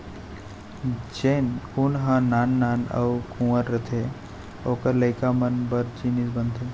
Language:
Chhattisgarhi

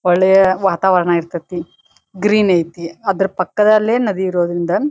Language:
Kannada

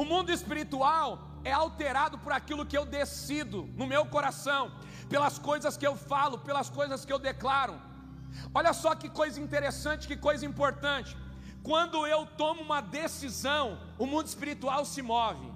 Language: Portuguese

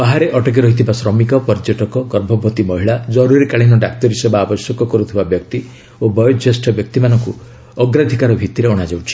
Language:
Odia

